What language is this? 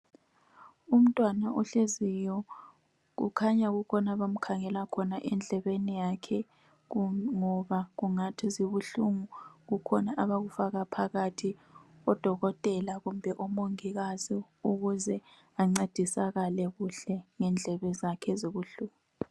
North Ndebele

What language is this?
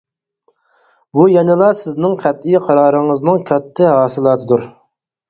Uyghur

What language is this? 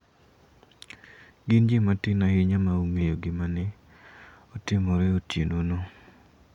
Luo (Kenya and Tanzania)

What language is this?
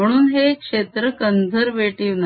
Marathi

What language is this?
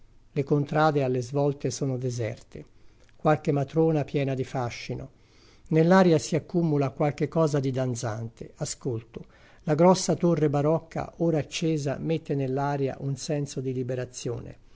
Italian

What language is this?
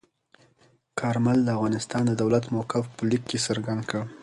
Pashto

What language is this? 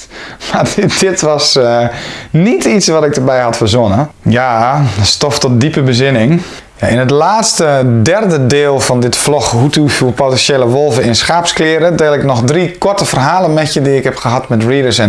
Dutch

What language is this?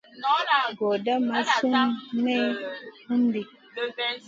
Masana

